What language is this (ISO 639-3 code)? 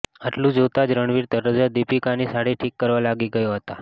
guj